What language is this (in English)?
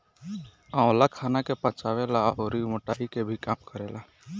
Bhojpuri